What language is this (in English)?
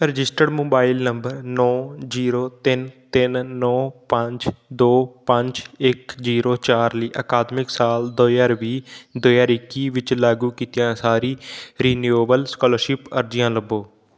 Punjabi